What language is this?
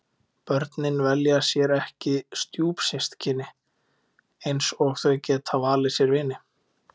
Icelandic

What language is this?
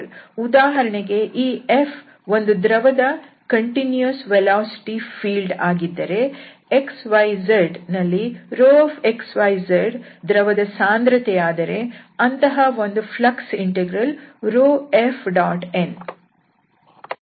Kannada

